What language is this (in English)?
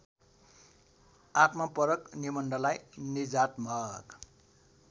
Nepali